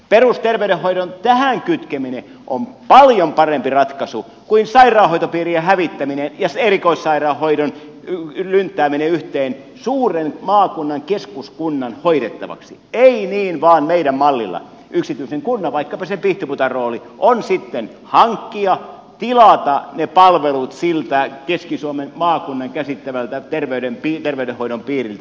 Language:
Finnish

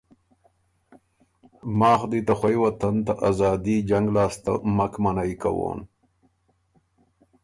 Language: Ormuri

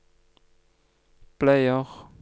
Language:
Norwegian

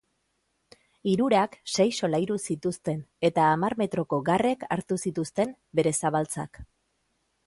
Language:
Basque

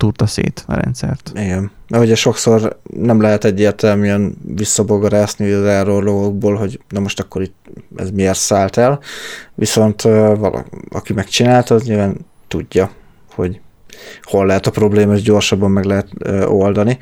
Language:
Hungarian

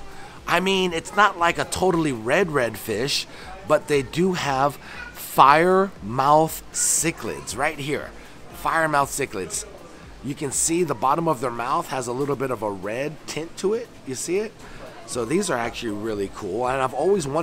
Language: English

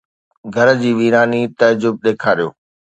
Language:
Sindhi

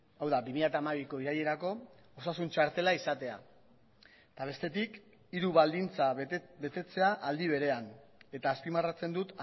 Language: Basque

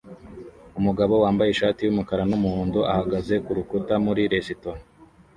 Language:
Kinyarwanda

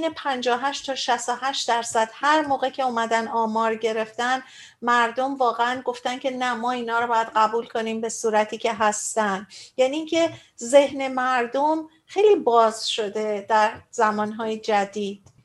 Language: Persian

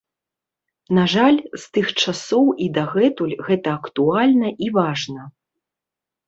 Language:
Belarusian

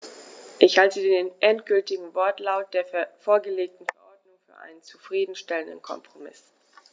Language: German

